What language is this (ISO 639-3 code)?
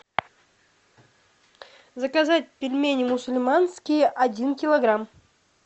rus